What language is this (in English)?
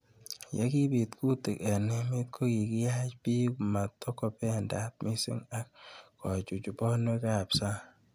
Kalenjin